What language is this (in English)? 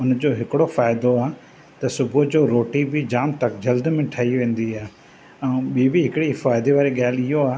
Sindhi